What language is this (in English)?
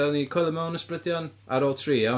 Welsh